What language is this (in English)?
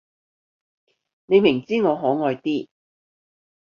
Cantonese